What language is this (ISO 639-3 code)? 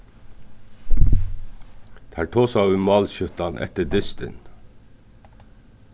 fao